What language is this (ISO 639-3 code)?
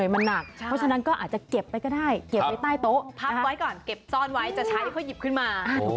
tha